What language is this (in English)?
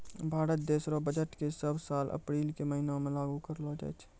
Maithili